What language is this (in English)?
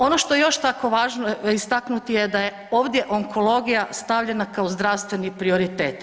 Croatian